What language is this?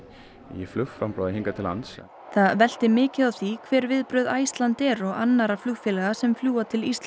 Icelandic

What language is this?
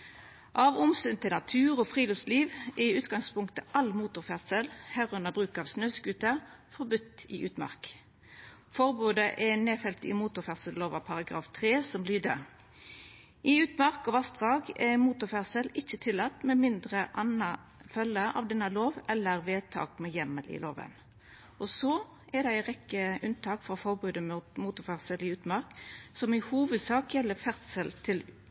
Norwegian Nynorsk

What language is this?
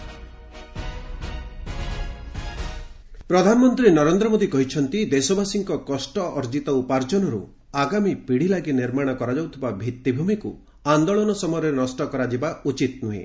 Odia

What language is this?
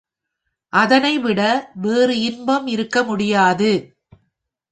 Tamil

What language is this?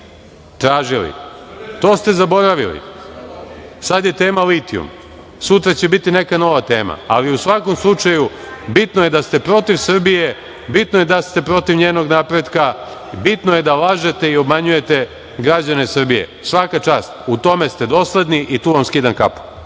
Serbian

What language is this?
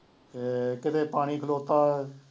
Punjabi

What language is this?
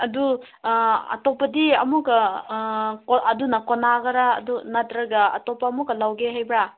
Manipuri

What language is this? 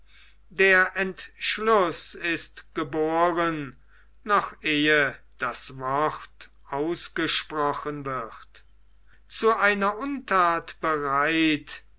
German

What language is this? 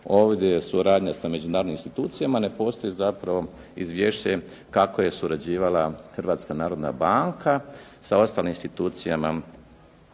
Croatian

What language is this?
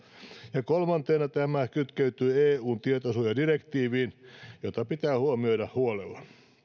Finnish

